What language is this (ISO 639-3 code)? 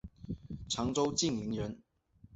zho